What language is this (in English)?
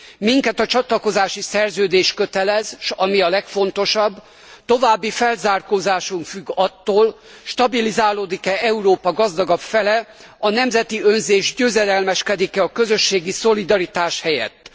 Hungarian